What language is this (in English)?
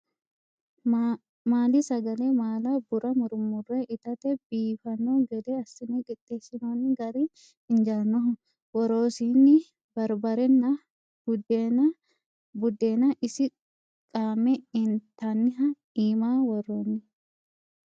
Sidamo